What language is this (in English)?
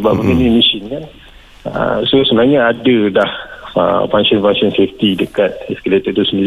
Malay